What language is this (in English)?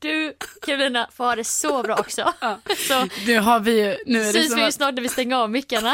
Swedish